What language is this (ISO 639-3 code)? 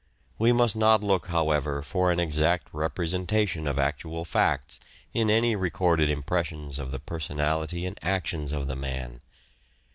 eng